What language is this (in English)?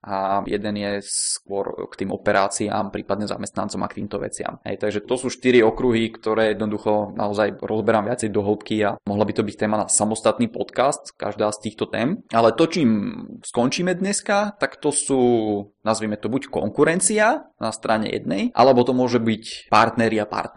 Czech